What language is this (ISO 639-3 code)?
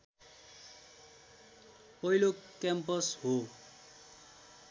nep